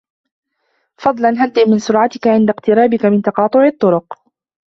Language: Arabic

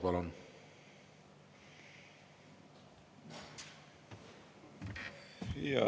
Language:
Estonian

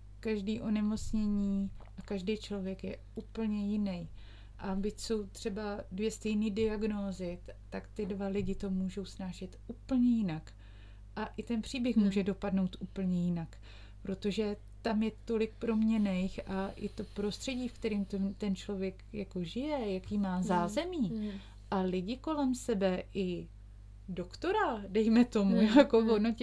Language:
Czech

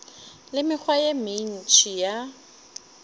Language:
Northern Sotho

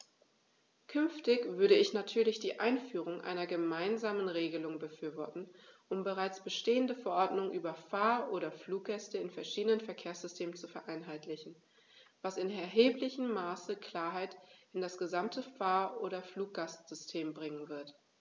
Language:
German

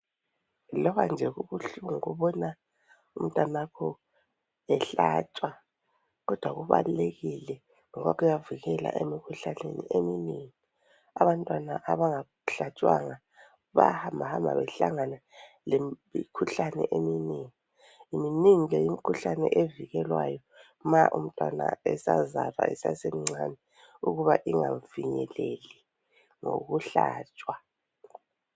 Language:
North Ndebele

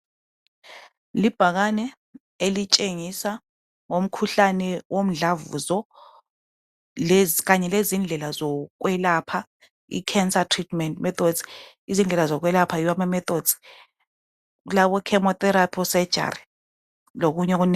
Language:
North Ndebele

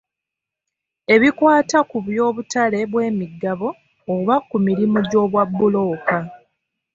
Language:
Ganda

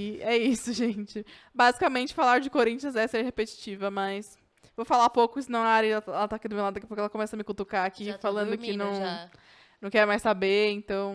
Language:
Portuguese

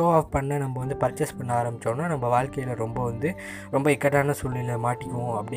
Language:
Tamil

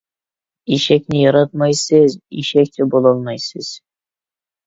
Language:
Uyghur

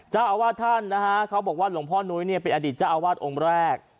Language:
Thai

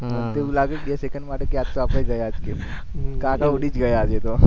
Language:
Gujarati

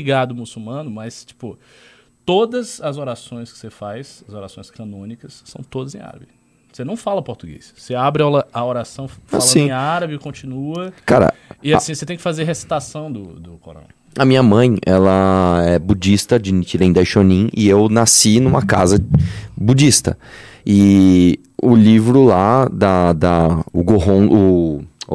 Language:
Portuguese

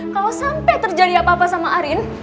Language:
Indonesian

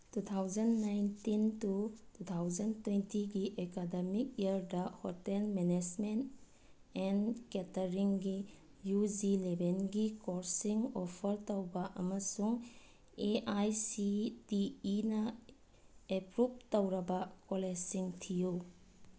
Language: Manipuri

